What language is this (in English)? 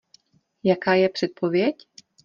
Czech